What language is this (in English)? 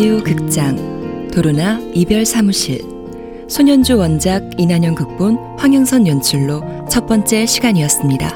Korean